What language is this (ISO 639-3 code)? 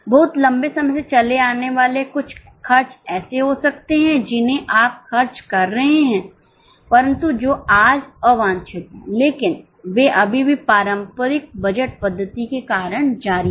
hin